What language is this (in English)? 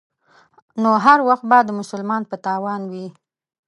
Pashto